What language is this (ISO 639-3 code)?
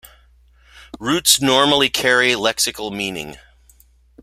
eng